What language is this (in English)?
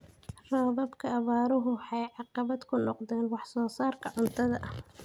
Somali